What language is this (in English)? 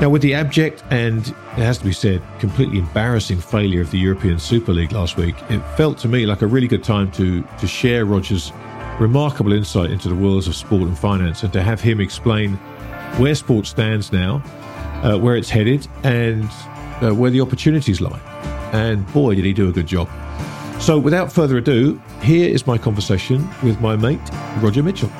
English